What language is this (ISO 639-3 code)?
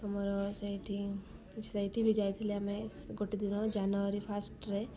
ori